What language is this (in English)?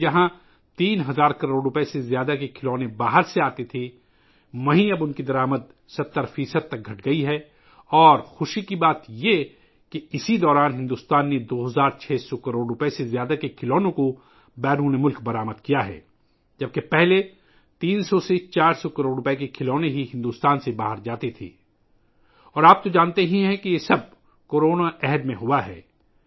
Urdu